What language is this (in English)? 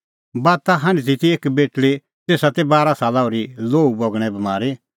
Kullu Pahari